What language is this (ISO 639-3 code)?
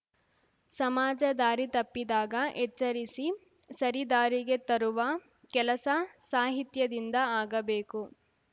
kan